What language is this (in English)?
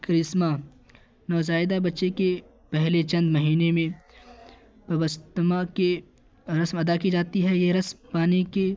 Urdu